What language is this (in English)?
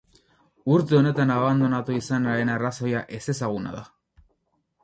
Basque